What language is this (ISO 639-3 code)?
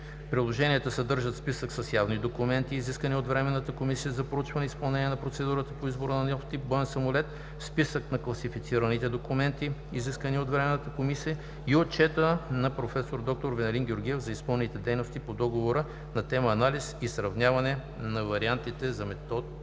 bul